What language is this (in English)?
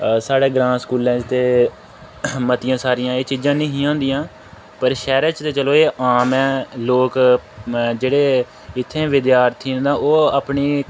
Dogri